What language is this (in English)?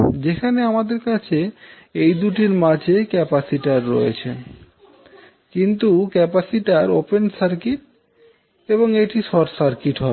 Bangla